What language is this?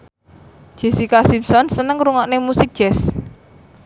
Javanese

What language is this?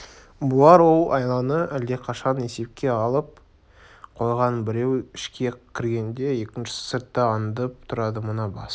Kazakh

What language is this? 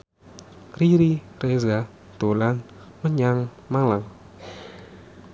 Javanese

